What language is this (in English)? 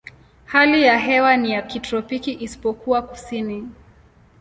Swahili